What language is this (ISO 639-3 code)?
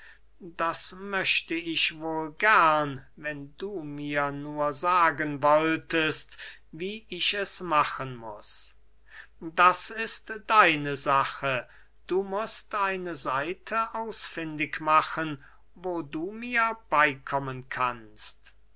deu